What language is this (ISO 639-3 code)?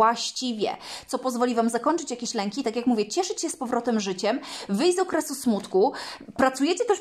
pol